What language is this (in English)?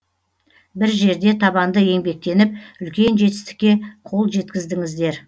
Kazakh